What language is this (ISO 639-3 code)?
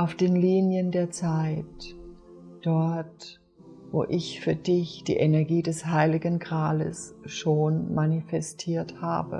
deu